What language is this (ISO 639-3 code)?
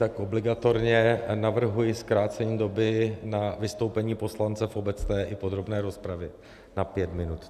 ces